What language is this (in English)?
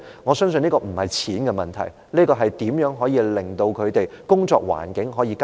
Cantonese